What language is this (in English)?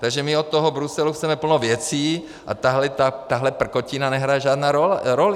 Czech